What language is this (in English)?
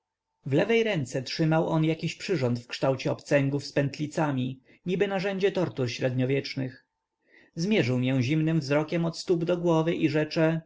Polish